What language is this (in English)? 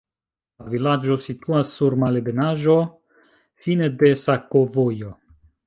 Esperanto